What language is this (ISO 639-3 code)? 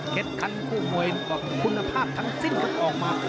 tha